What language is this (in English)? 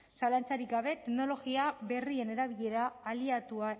Basque